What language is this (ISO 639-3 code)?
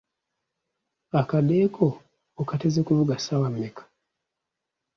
lug